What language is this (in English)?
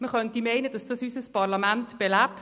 Swiss German